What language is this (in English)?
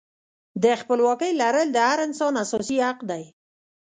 Pashto